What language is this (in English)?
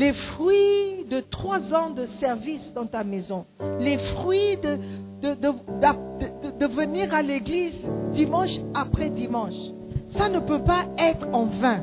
French